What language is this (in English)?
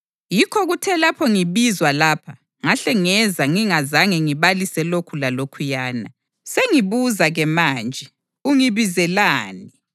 North Ndebele